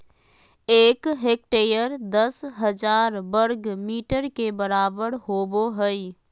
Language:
Magahi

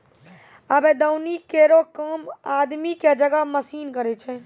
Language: Maithili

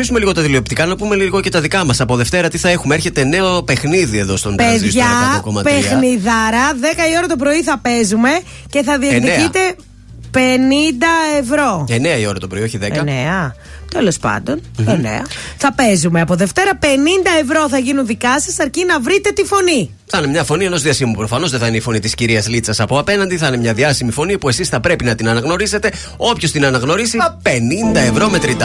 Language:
Greek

